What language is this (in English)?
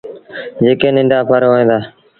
Sindhi Bhil